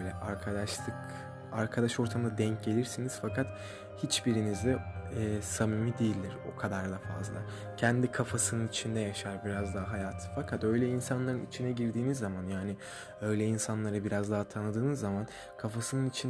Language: Turkish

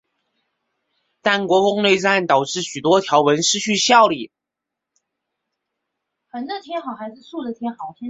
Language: Chinese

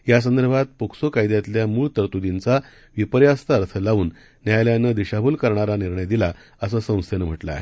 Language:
Marathi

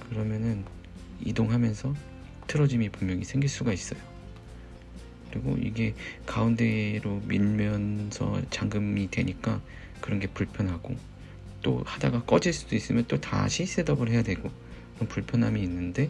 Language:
Korean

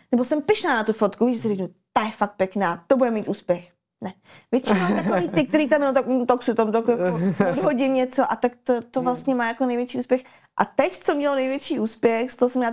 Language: Czech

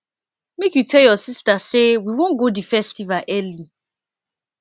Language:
Nigerian Pidgin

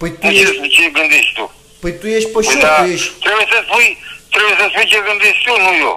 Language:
Romanian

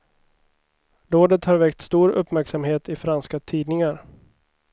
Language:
Swedish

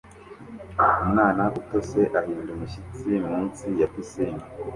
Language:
Kinyarwanda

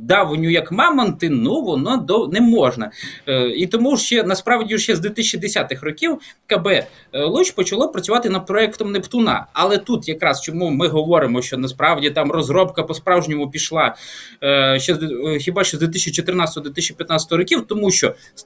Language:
Ukrainian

